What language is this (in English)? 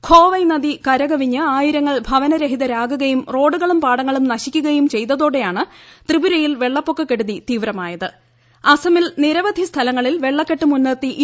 Malayalam